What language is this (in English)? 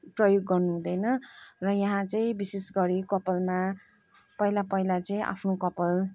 Nepali